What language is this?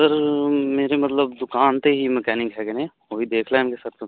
Punjabi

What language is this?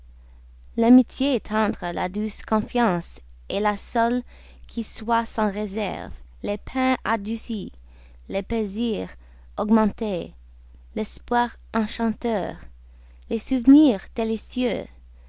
French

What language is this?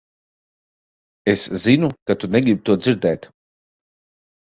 Latvian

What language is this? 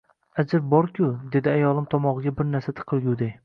Uzbek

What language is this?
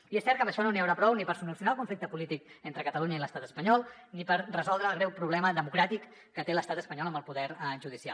Catalan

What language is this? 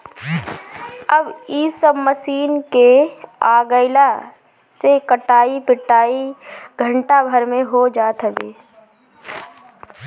Bhojpuri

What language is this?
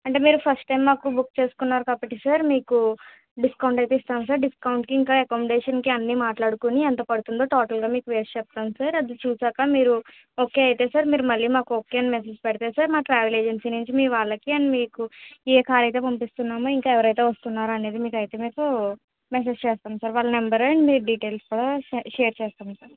Telugu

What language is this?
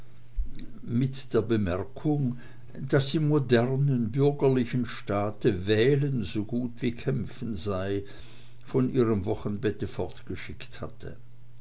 German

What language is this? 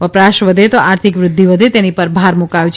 Gujarati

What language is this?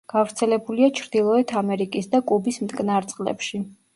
Georgian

